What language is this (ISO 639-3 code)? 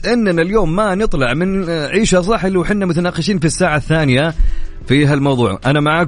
ara